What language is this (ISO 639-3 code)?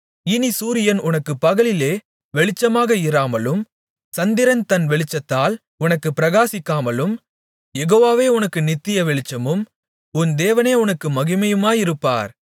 tam